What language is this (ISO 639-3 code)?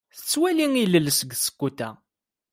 kab